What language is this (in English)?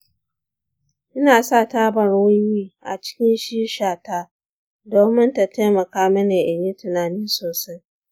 Hausa